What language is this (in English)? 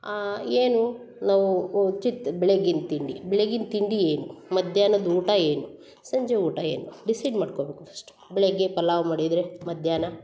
Kannada